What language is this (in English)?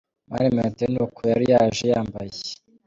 Kinyarwanda